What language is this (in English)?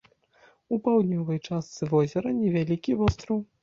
Belarusian